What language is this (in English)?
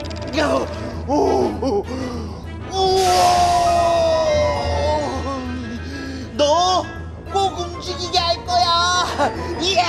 Korean